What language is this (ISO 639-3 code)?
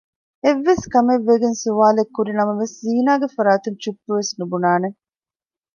div